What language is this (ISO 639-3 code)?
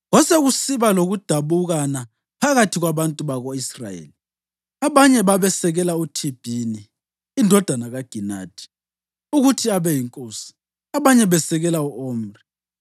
nde